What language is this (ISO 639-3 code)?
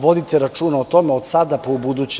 srp